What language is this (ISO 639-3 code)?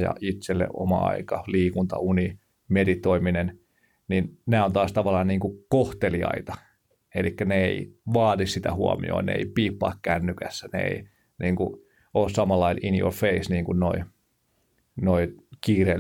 fin